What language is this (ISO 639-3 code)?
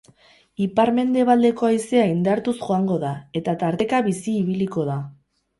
eus